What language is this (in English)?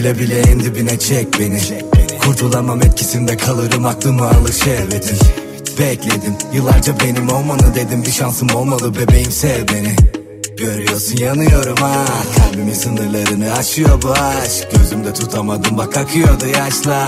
Turkish